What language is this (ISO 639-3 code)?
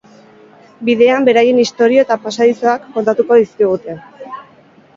eus